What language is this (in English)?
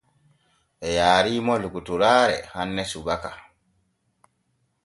Borgu Fulfulde